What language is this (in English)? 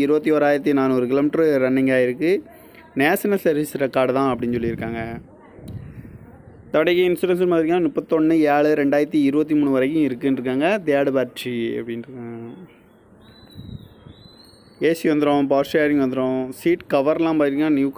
Indonesian